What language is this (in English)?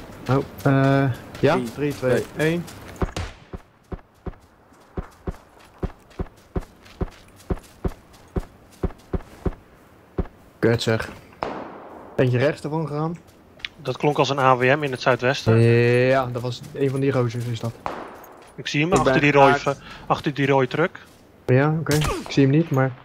Dutch